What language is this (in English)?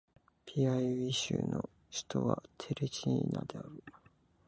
Japanese